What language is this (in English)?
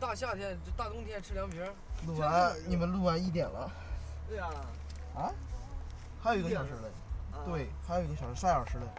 Chinese